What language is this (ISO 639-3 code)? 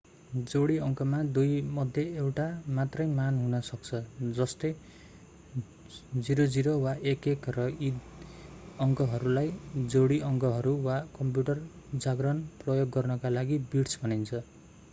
nep